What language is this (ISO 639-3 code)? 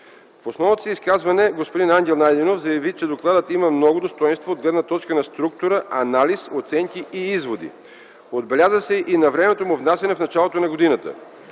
bul